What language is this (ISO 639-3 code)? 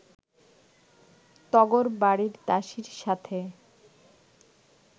ben